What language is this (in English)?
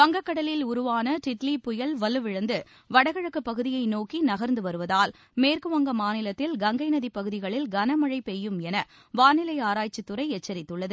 Tamil